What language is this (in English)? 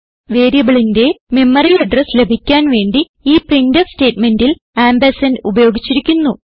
Malayalam